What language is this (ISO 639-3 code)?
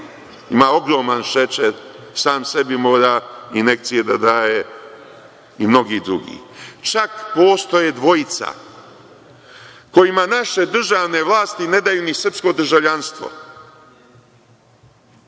srp